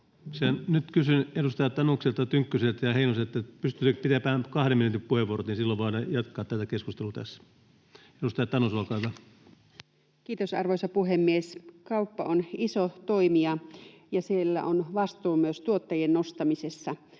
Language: Finnish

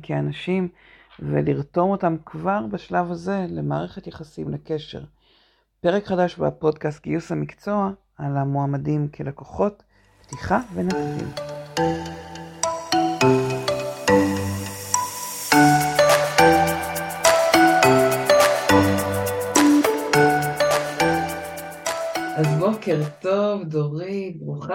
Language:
Hebrew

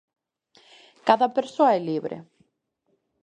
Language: Galician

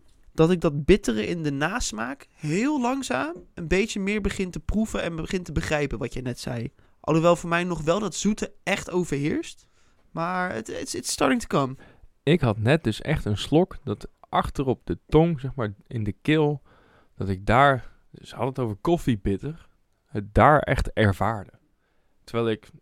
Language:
Dutch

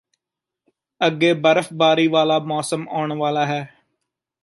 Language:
Punjabi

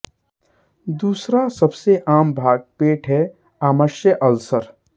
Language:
Hindi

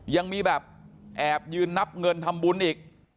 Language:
Thai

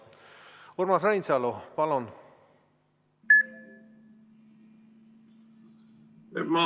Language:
Estonian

